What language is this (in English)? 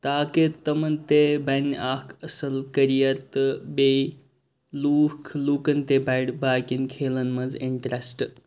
Kashmiri